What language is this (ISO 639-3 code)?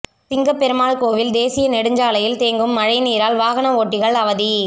tam